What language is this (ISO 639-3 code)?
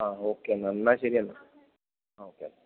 mal